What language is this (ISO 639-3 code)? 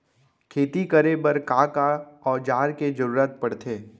hne